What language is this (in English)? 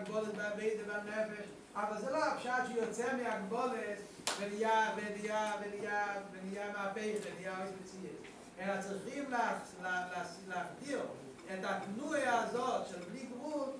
Hebrew